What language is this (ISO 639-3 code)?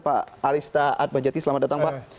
ind